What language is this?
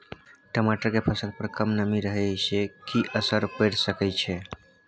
Maithili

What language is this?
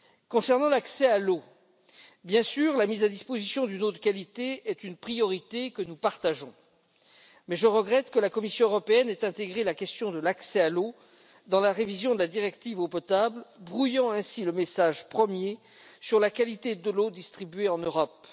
French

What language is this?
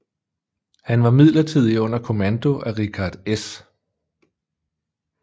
Danish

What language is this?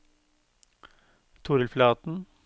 Norwegian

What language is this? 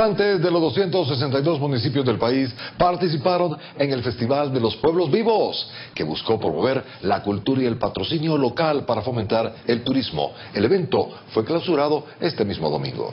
Spanish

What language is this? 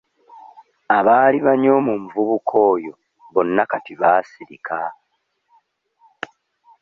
Ganda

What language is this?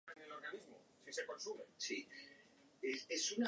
Basque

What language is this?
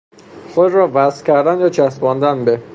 Persian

